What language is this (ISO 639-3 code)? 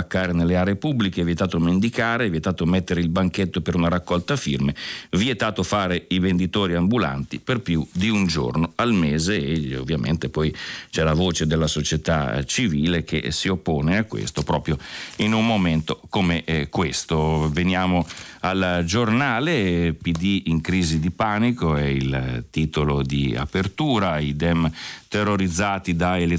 ita